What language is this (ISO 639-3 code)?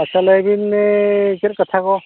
sat